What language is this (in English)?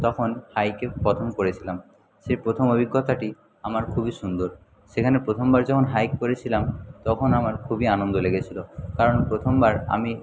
Bangla